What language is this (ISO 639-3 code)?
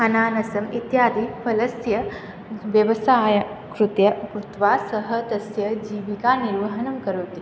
san